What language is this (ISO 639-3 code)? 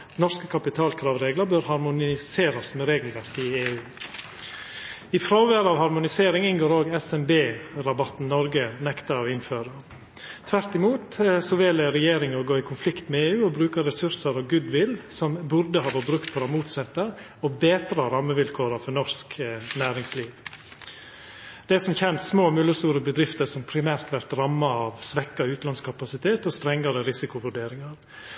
nno